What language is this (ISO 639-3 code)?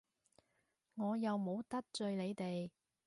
yue